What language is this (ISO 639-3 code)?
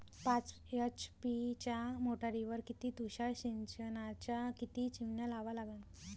mar